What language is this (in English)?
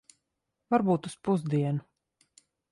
Latvian